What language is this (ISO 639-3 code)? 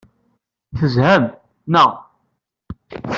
kab